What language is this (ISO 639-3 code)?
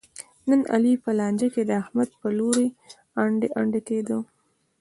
pus